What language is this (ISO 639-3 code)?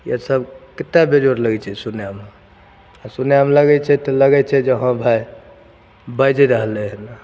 mai